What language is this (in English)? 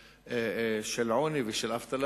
Hebrew